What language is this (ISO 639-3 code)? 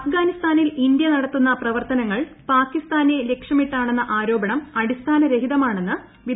mal